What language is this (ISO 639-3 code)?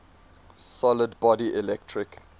eng